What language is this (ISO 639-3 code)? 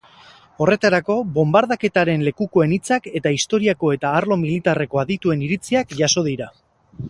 eus